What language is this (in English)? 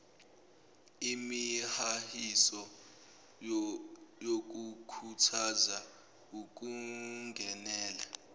Zulu